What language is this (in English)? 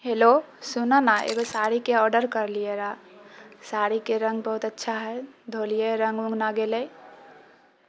Maithili